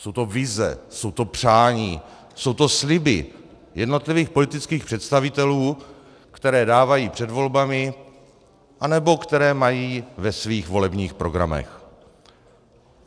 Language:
Czech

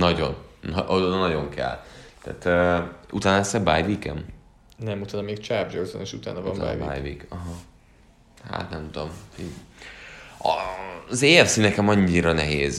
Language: Hungarian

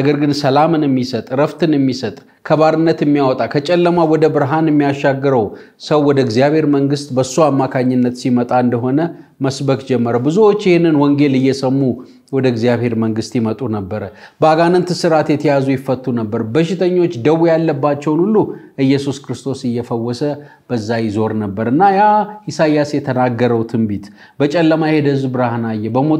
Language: Arabic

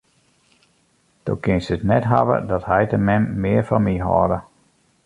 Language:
Western Frisian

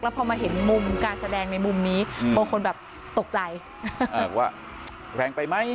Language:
Thai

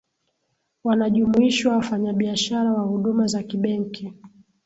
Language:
Swahili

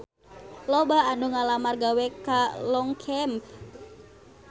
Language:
Sundanese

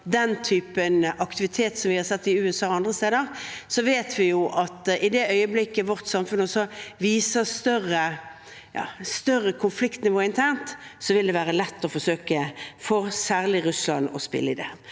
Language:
Norwegian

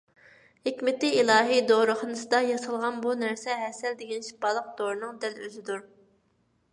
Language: Uyghur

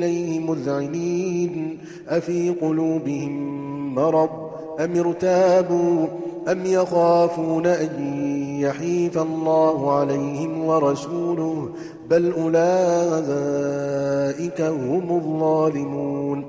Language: Arabic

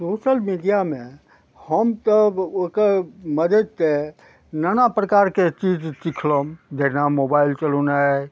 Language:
Maithili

